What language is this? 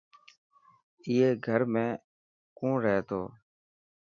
Dhatki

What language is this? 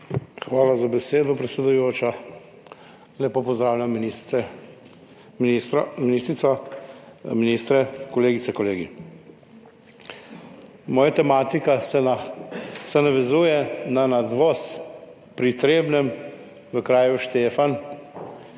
Slovenian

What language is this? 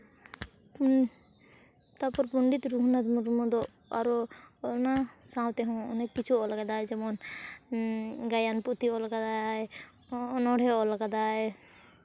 Santali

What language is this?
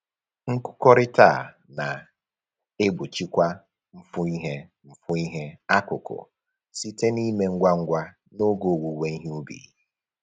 Igbo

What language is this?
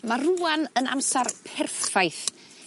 Welsh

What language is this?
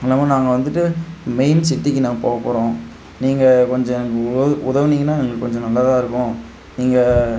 Tamil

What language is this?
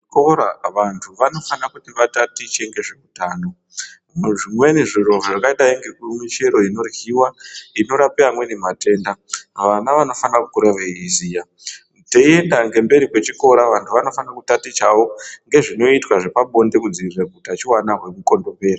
Ndau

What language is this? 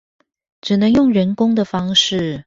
Chinese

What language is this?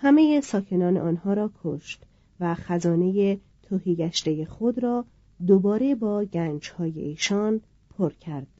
Persian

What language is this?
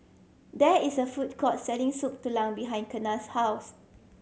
English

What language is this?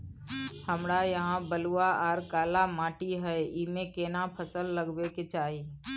Maithili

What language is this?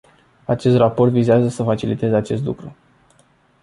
Romanian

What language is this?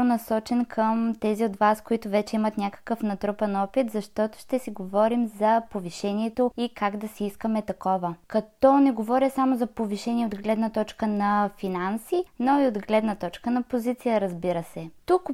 Bulgarian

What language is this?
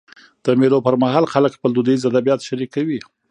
Pashto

